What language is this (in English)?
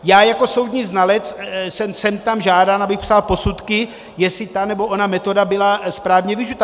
Czech